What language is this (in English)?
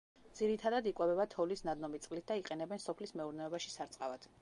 Georgian